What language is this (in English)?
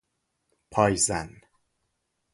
Persian